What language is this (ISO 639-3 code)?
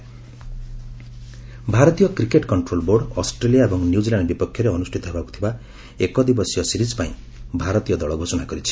ori